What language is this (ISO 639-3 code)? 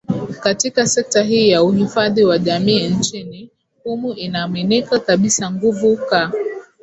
swa